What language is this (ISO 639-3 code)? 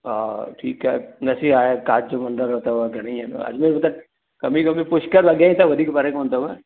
snd